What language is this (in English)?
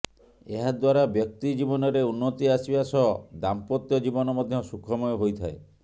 Odia